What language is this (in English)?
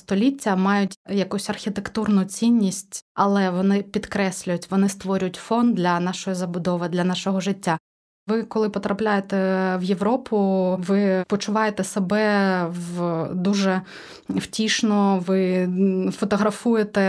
Ukrainian